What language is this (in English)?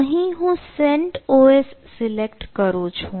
Gujarati